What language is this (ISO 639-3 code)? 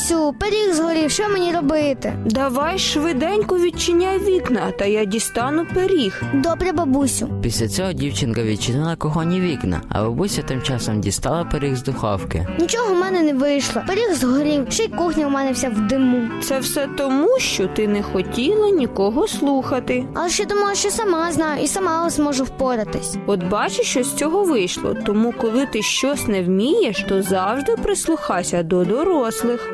ukr